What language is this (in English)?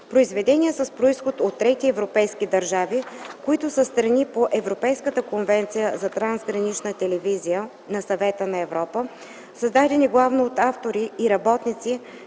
Bulgarian